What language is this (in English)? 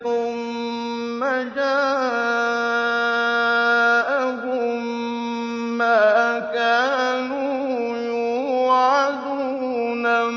Arabic